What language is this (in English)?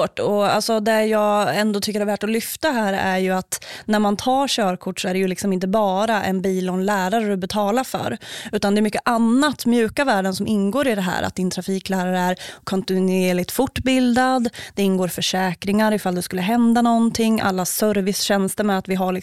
Swedish